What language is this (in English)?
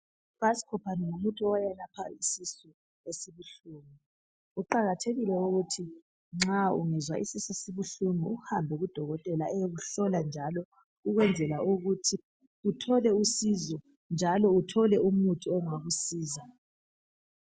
North Ndebele